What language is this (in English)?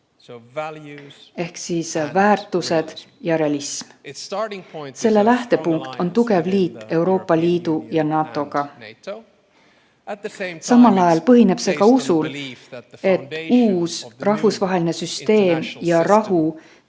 Estonian